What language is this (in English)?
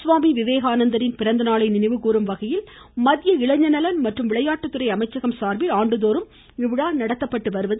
Tamil